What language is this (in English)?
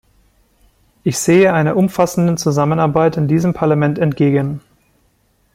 German